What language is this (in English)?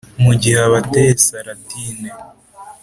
Kinyarwanda